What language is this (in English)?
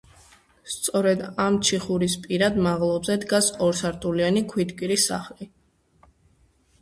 Georgian